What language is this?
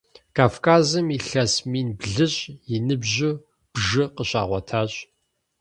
Kabardian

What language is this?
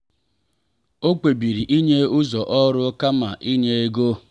Igbo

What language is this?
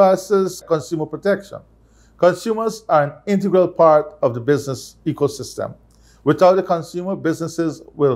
English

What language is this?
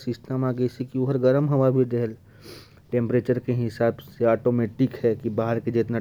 Korwa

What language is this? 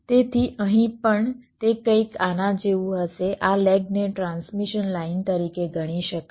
Gujarati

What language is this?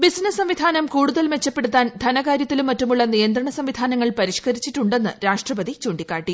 Malayalam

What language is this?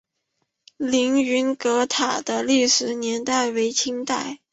Chinese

